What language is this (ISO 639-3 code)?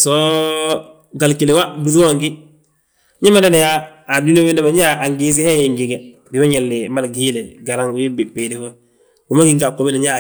bjt